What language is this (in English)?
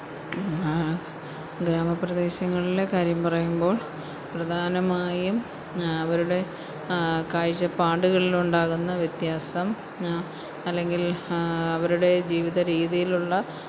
Malayalam